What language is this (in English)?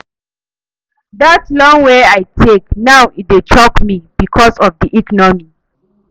Nigerian Pidgin